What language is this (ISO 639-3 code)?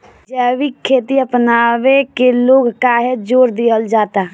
bho